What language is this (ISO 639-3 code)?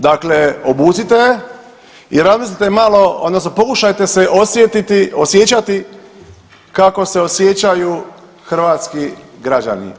hrv